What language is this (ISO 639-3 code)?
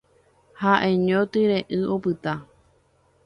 grn